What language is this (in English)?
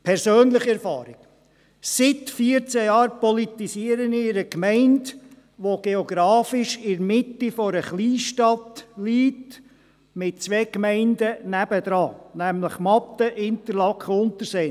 Swiss German